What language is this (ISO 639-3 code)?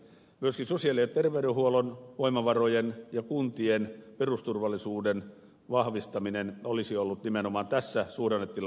fin